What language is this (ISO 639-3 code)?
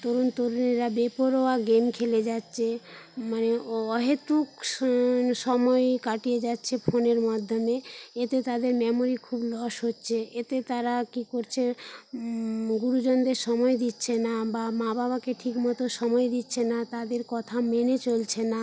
ben